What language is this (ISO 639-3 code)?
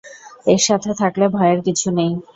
ben